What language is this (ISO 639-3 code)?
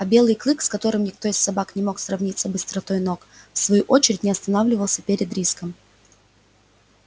rus